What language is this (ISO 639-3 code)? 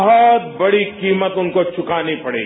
hin